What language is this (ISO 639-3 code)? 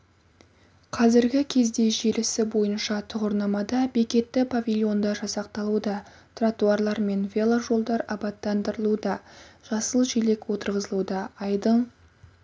kaz